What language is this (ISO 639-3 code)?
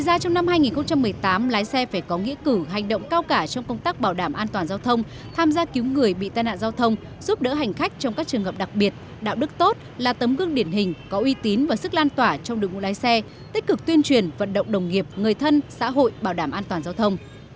vie